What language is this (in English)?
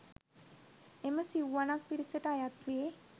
Sinhala